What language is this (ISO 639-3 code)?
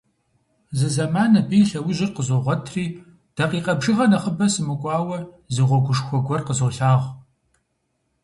kbd